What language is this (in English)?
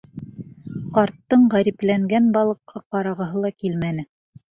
Bashkir